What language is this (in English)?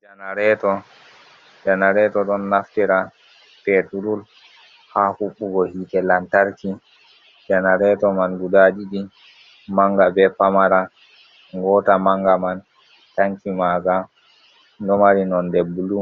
Fula